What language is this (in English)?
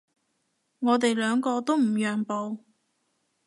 Cantonese